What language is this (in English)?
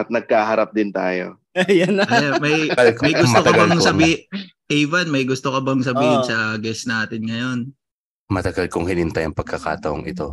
Filipino